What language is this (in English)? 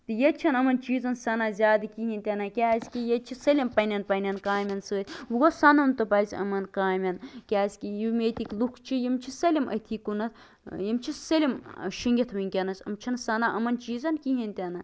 Kashmiri